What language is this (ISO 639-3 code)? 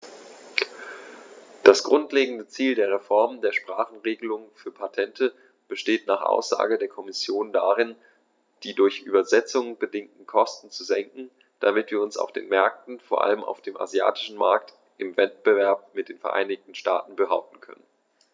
deu